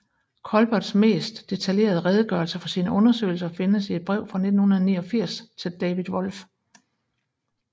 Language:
Danish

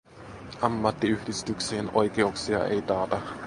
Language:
Finnish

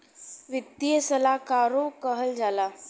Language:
Bhojpuri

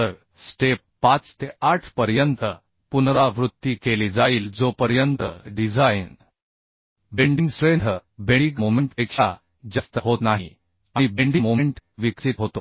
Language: Marathi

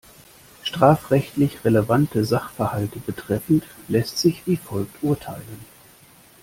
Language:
German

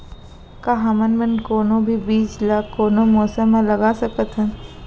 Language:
Chhattisgarhi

